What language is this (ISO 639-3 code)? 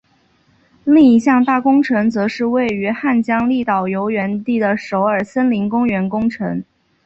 zho